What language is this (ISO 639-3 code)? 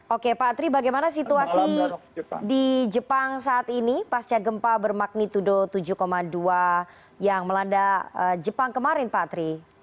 ind